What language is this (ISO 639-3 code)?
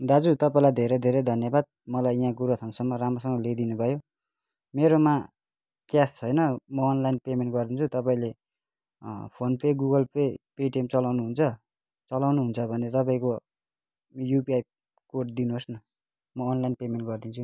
nep